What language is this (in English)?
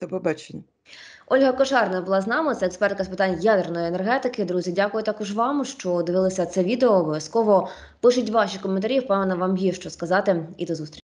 Ukrainian